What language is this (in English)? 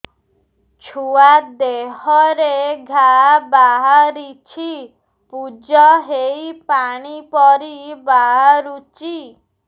Odia